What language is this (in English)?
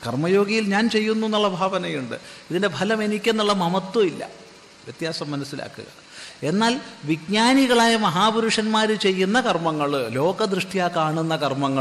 Malayalam